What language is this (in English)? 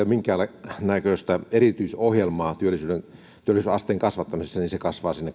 Finnish